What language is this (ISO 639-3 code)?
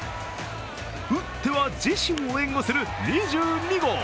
jpn